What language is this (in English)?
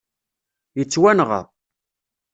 Kabyle